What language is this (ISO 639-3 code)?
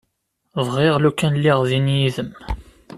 kab